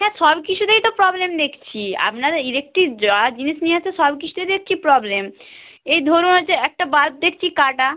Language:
Bangla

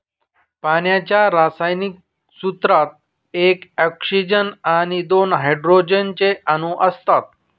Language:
Marathi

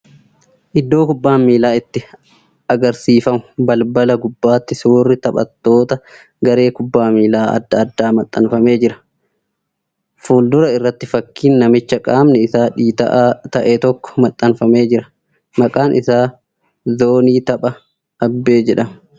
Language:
Oromo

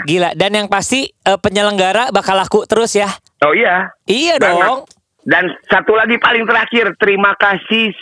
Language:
Indonesian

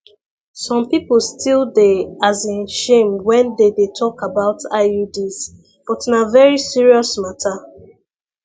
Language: Nigerian Pidgin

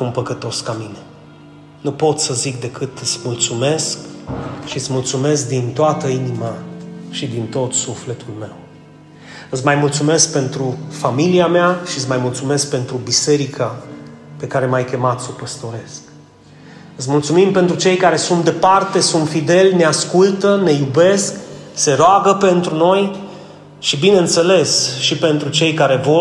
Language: Romanian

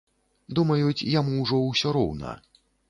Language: Belarusian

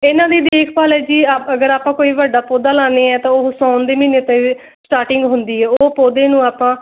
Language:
Punjabi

